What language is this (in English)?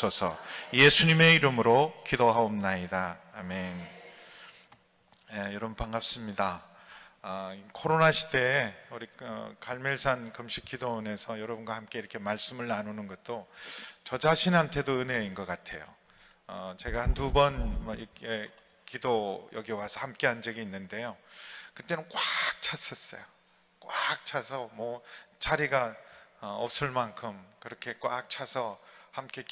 Korean